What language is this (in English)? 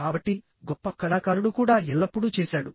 Telugu